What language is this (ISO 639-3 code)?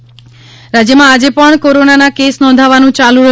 guj